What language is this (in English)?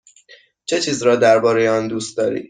Persian